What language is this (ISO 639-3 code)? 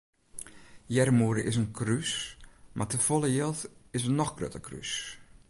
fry